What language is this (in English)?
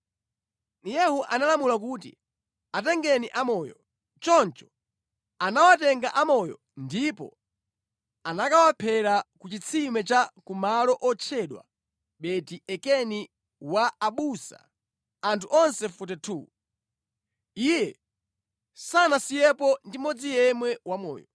Nyanja